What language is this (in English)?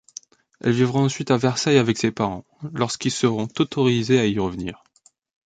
French